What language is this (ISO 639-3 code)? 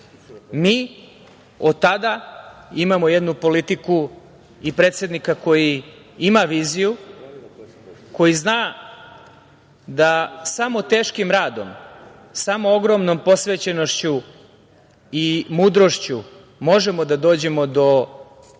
srp